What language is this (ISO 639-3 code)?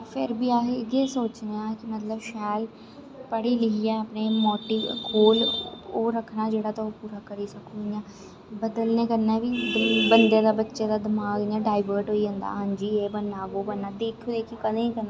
doi